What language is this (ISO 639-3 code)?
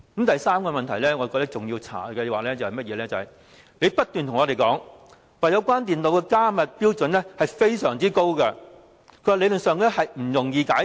yue